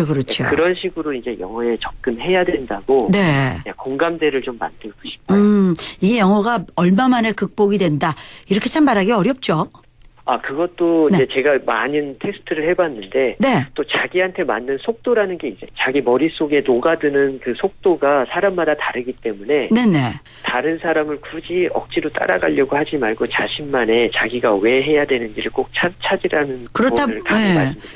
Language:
Korean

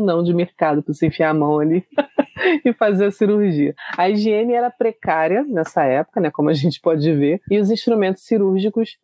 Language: Portuguese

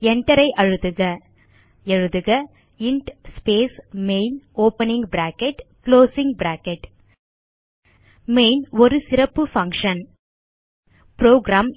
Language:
Tamil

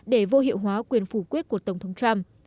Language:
Vietnamese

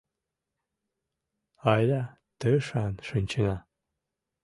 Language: Mari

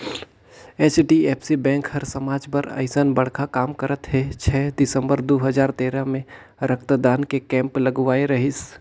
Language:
Chhattisgarhi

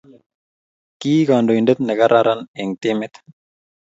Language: Kalenjin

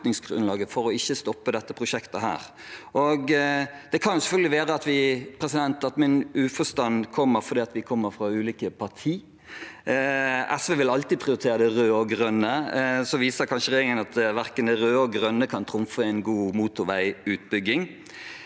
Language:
Norwegian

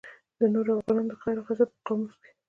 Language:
Pashto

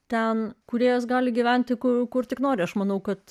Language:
Lithuanian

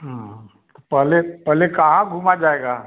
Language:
Hindi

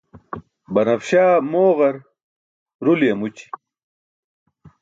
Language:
Burushaski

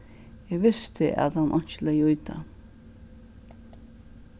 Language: Faroese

